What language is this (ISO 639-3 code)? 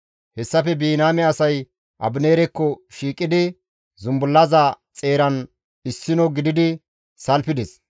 gmv